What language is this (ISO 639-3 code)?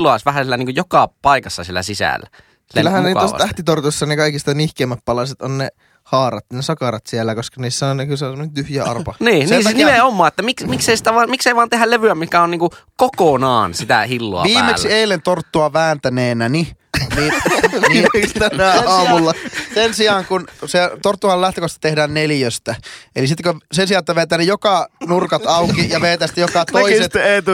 fin